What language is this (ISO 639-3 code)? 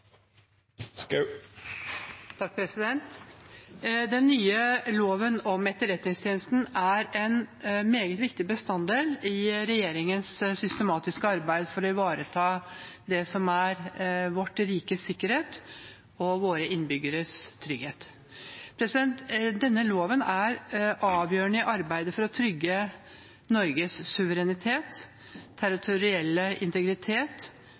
nob